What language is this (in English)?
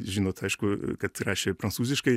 Lithuanian